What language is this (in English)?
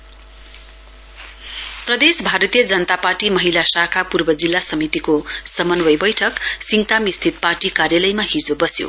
Nepali